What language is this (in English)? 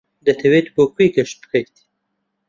Central Kurdish